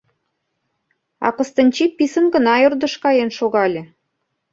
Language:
Mari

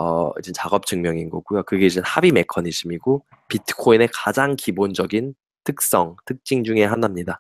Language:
Korean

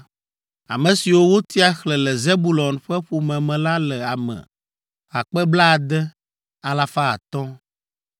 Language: Ewe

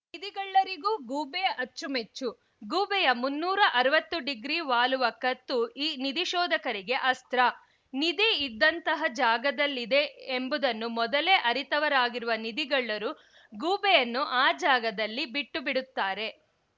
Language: Kannada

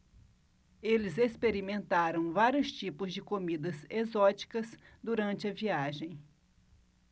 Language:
Portuguese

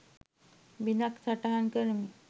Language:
Sinhala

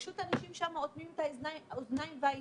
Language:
Hebrew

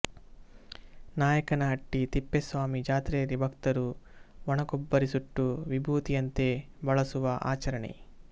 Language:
Kannada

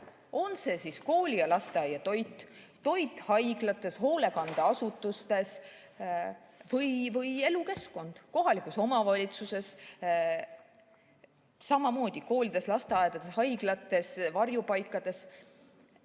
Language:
Estonian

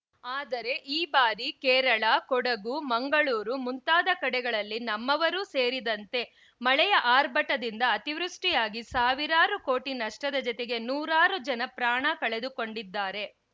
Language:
Kannada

